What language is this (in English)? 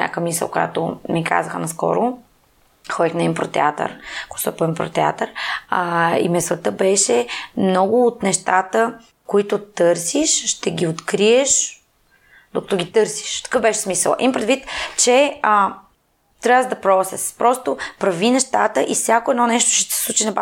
Bulgarian